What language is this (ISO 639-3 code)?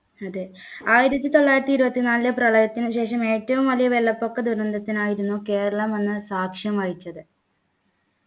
mal